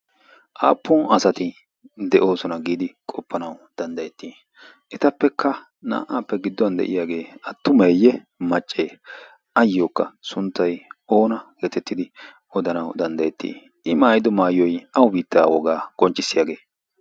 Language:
Wolaytta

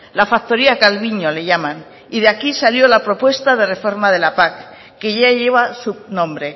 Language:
Spanish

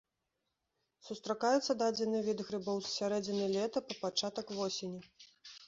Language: Belarusian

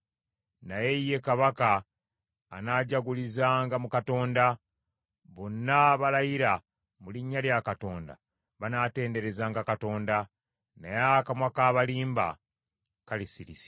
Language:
Ganda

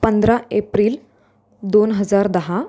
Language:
Marathi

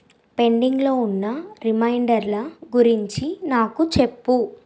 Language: Telugu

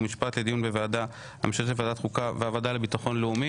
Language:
Hebrew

